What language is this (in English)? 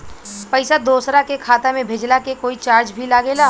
Bhojpuri